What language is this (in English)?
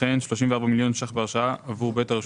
Hebrew